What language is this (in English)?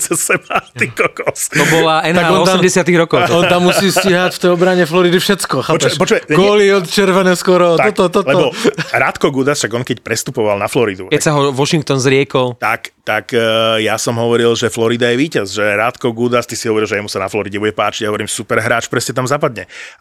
Slovak